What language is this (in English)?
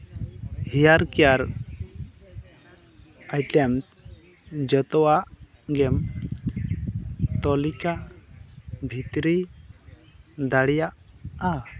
Santali